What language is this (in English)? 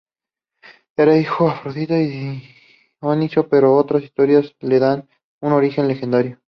Spanish